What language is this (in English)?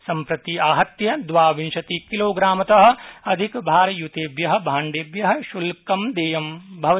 Sanskrit